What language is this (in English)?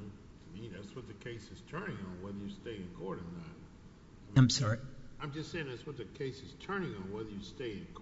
English